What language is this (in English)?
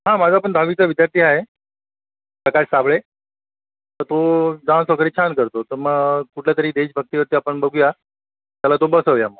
Marathi